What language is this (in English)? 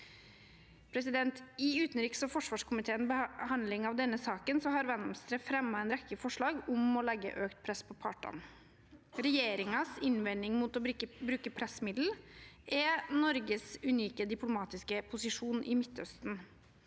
Norwegian